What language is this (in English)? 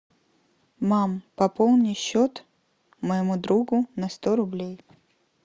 Russian